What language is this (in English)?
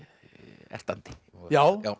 Icelandic